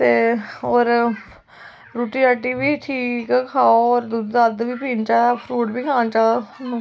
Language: Dogri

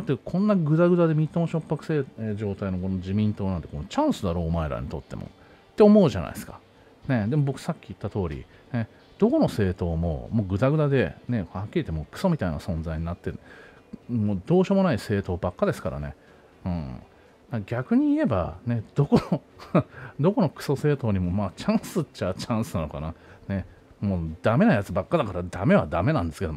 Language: Japanese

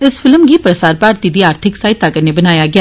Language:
Dogri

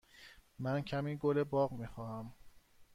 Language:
Persian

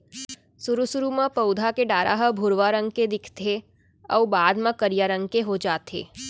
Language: Chhattisgarhi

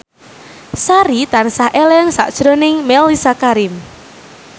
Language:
Javanese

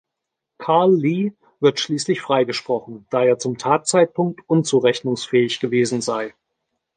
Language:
German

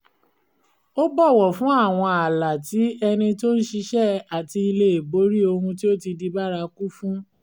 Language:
Yoruba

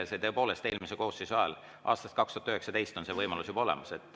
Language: Estonian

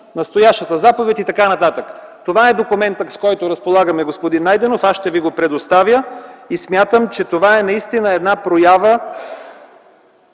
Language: Bulgarian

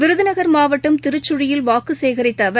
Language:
Tamil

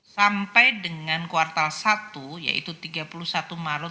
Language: Indonesian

